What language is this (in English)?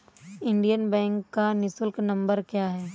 Hindi